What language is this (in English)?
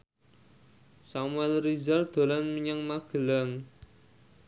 Javanese